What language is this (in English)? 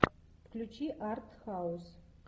Russian